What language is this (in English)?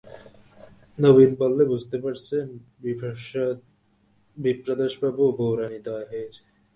Bangla